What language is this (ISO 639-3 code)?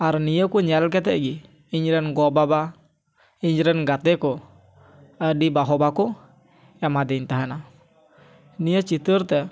sat